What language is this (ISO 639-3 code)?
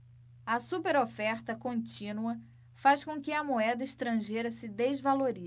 por